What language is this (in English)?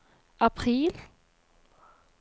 Norwegian